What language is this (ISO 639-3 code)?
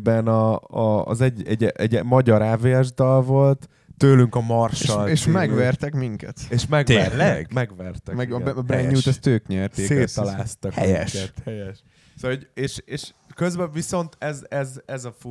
hun